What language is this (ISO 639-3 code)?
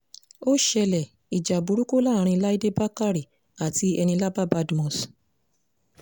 yor